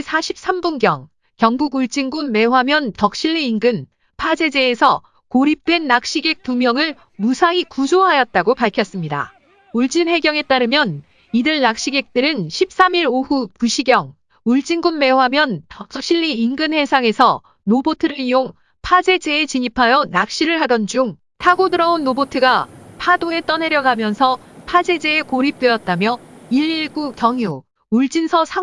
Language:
Korean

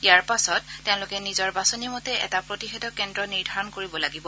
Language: Assamese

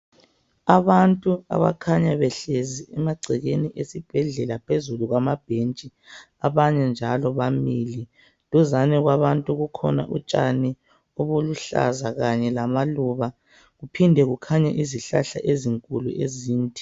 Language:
North Ndebele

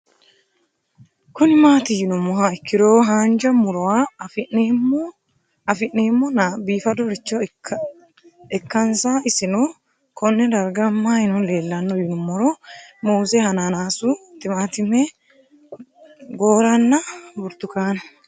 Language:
Sidamo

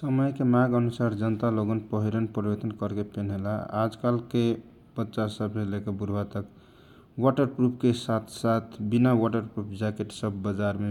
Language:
Kochila Tharu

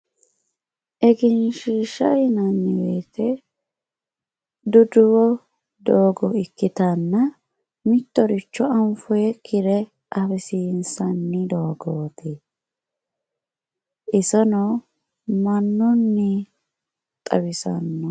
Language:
Sidamo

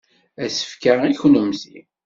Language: Kabyle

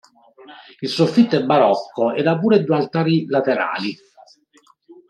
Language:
Italian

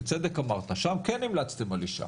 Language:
Hebrew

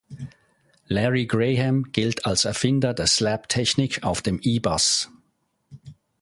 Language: German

